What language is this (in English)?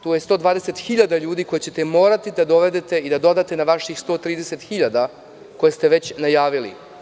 Serbian